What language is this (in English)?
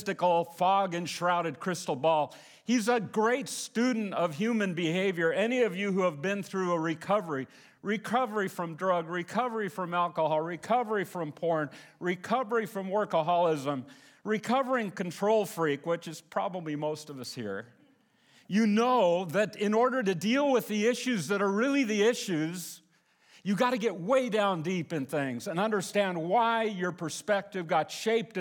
English